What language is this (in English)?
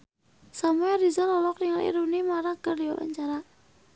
Sundanese